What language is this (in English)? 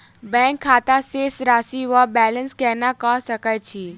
Maithili